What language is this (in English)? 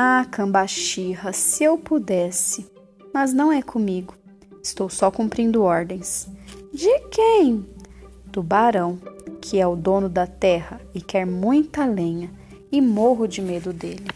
Portuguese